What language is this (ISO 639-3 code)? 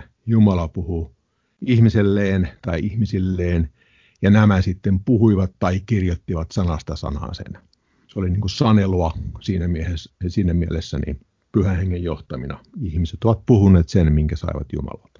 fin